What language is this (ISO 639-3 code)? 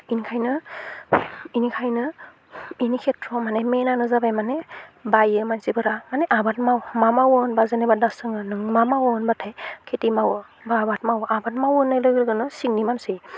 brx